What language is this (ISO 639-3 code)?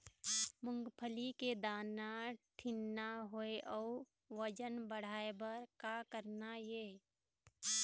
hne